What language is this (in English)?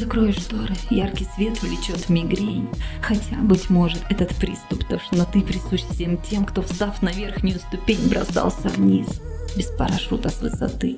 Russian